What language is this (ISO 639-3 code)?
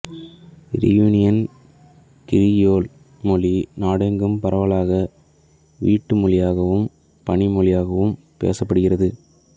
tam